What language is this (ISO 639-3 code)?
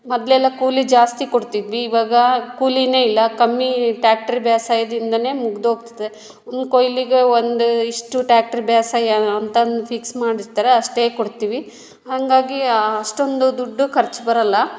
kan